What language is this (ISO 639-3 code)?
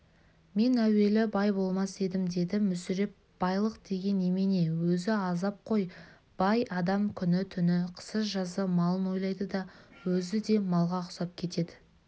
kaz